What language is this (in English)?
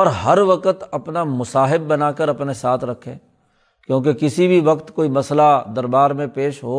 Urdu